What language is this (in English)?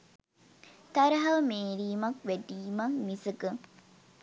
Sinhala